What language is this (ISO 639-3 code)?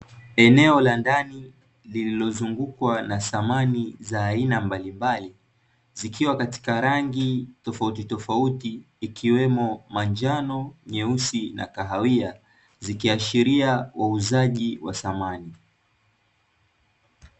swa